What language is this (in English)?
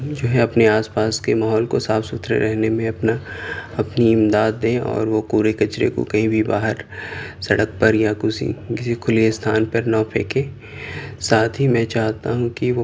Urdu